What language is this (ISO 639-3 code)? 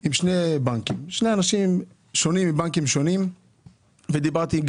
heb